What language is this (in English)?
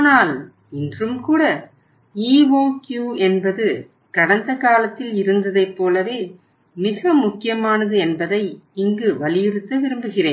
Tamil